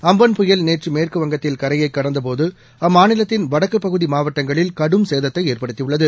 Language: Tamil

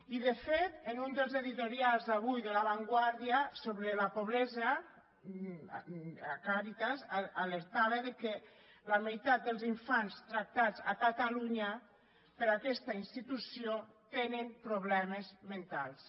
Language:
Catalan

